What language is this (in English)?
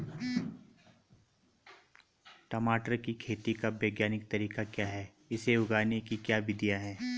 Hindi